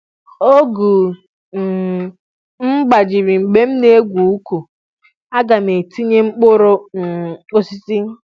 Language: Igbo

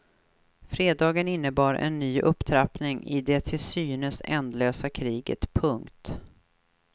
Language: Swedish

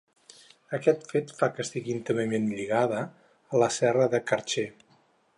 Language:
Catalan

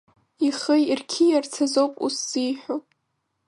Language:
Abkhazian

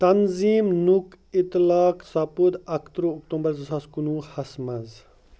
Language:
Kashmiri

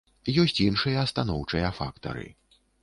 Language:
Belarusian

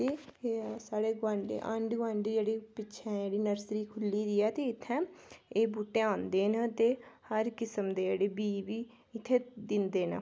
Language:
Dogri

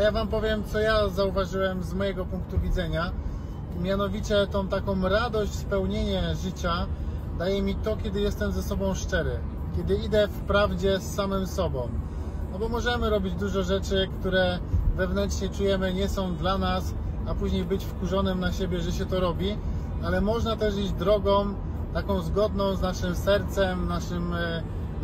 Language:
Polish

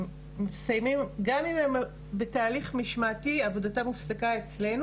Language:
Hebrew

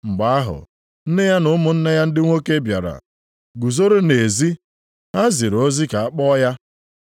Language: Igbo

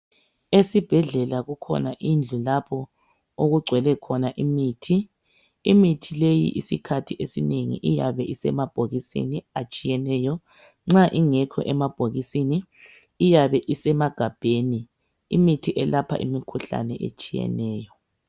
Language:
North Ndebele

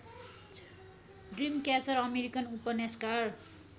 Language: Nepali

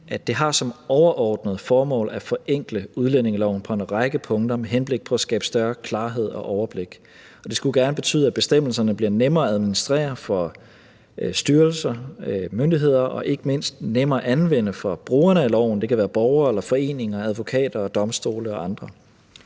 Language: Danish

